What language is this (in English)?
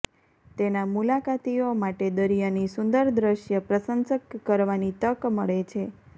Gujarati